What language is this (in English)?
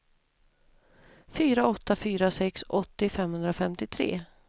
Swedish